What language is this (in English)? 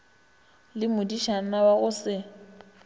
Northern Sotho